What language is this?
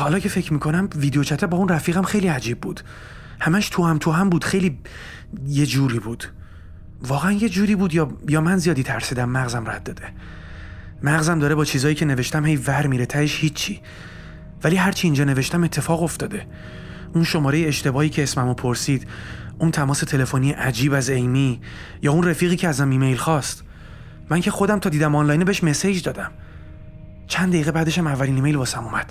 Persian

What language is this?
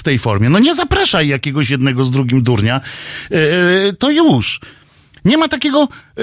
Polish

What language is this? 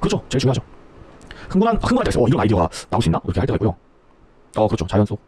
Korean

